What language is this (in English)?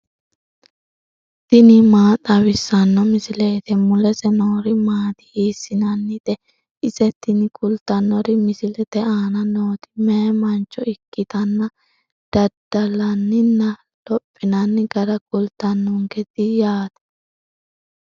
Sidamo